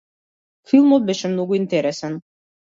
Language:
Macedonian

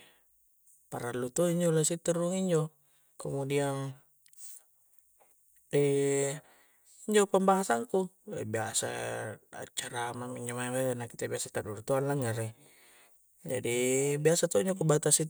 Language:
Coastal Konjo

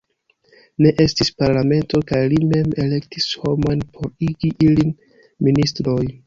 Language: Esperanto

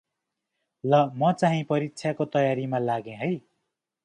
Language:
Nepali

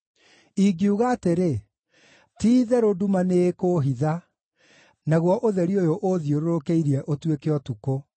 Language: Kikuyu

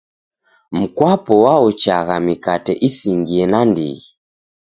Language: Taita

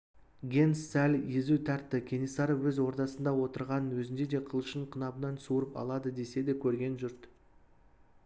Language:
Kazakh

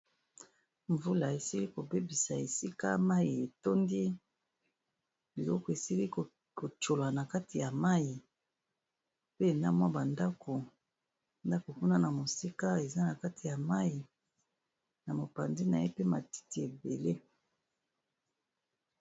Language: Lingala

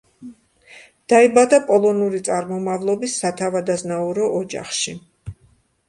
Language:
Georgian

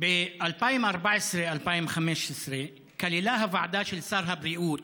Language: Hebrew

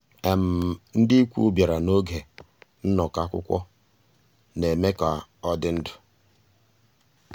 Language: Igbo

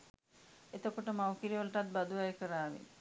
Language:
Sinhala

